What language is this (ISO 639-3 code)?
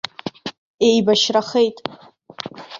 abk